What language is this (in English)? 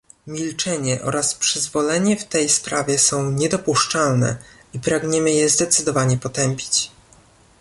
Polish